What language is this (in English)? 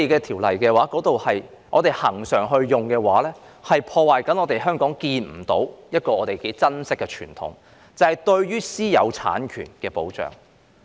Cantonese